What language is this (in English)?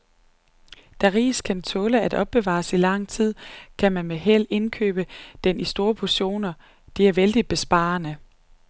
Danish